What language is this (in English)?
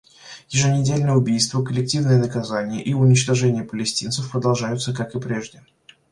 Russian